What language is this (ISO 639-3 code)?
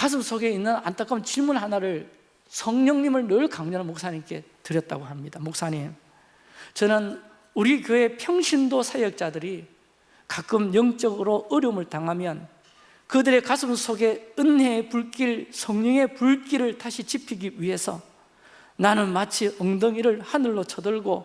kor